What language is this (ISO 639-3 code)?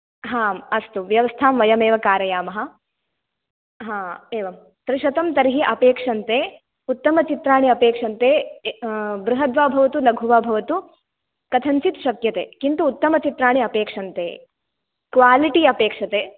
san